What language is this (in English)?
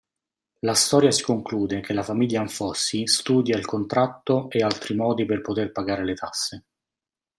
Italian